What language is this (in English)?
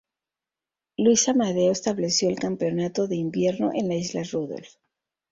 Spanish